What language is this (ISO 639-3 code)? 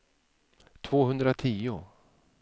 swe